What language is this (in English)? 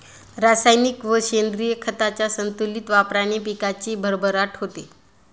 Marathi